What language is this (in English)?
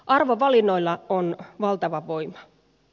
Finnish